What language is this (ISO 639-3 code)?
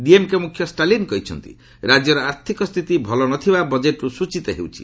ori